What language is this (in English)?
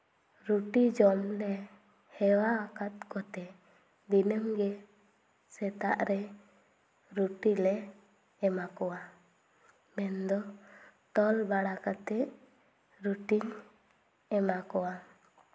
Santali